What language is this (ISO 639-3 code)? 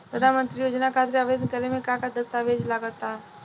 bho